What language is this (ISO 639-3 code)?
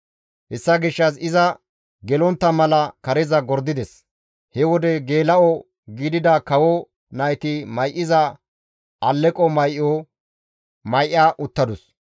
gmv